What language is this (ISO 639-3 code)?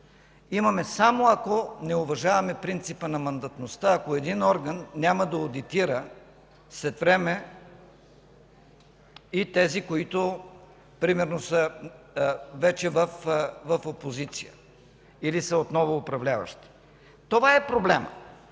bul